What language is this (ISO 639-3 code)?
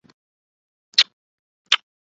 urd